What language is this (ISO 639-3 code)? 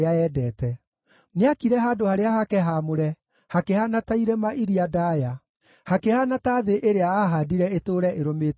kik